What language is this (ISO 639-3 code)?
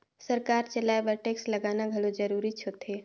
hne